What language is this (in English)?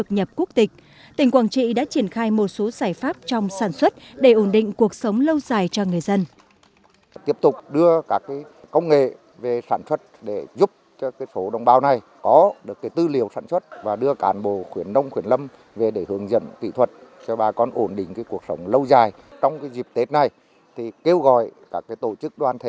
Vietnamese